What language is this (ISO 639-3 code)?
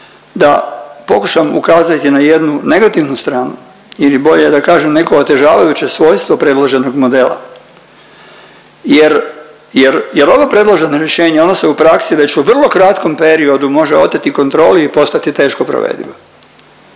hrv